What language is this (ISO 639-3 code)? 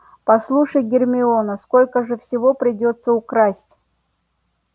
rus